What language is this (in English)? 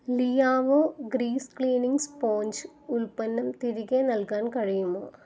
Malayalam